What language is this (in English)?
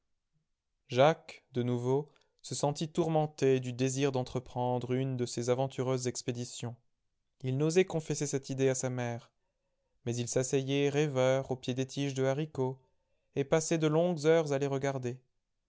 French